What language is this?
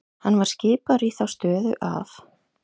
Icelandic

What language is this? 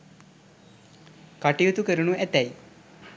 Sinhala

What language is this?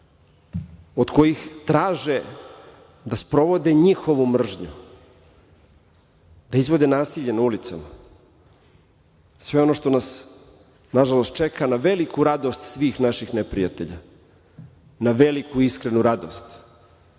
Serbian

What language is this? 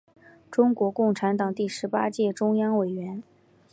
Chinese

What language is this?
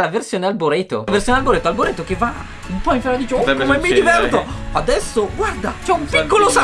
Italian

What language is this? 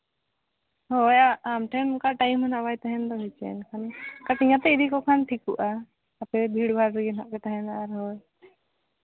Santali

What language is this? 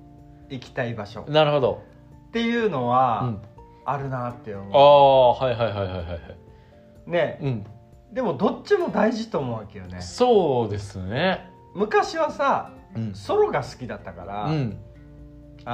Japanese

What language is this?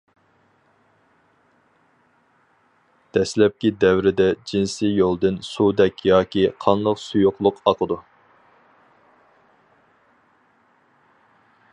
Uyghur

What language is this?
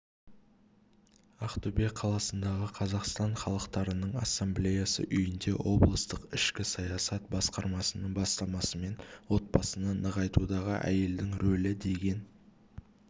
Kazakh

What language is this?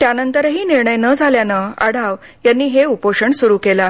Marathi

